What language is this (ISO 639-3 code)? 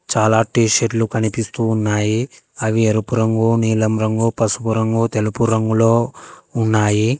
tel